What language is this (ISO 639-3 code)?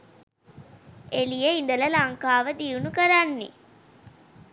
sin